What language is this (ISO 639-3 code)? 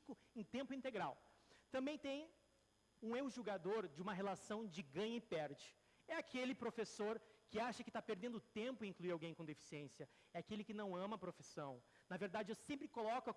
por